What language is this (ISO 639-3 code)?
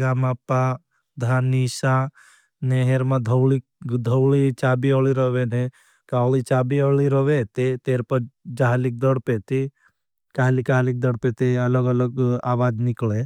bhb